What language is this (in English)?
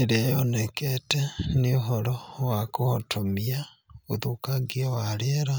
Kikuyu